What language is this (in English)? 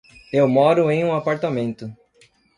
Portuguese